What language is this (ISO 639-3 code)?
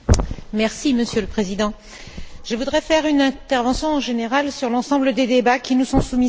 fra